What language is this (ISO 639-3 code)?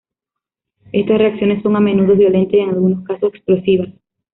spa